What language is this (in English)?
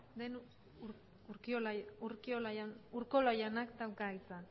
Basque